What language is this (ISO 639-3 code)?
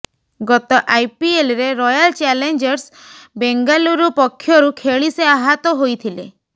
ori